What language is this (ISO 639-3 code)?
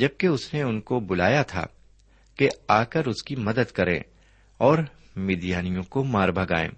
urd